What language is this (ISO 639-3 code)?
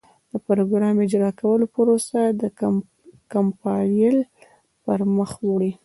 pus